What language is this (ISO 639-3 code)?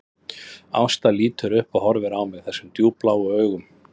isl